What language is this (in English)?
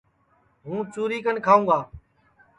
Sansi